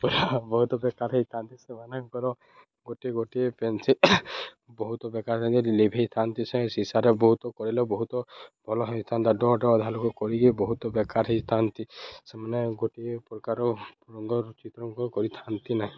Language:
Odia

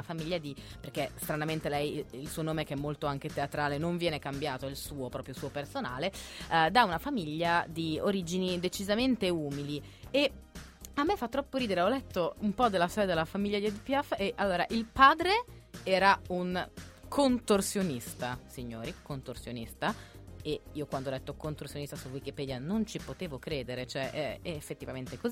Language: Italian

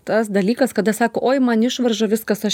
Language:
Lithuanian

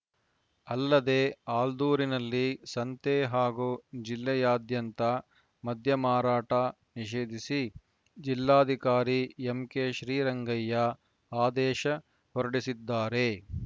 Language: Kannada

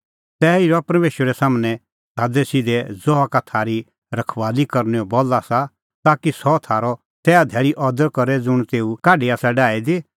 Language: Kullu Pahari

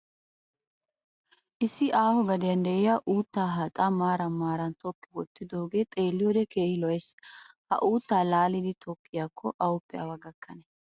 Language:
Wolaytta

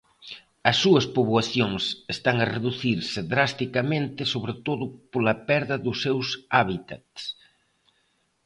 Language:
Galician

